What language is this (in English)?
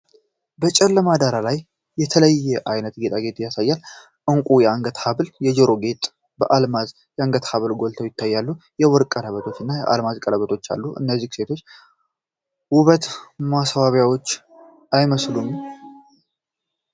Amharic